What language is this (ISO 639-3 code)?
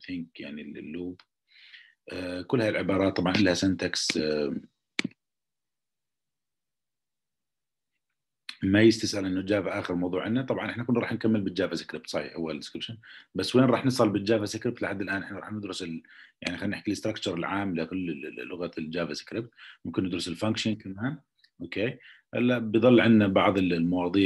ara